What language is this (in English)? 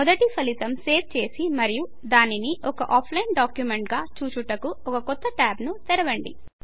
Telugu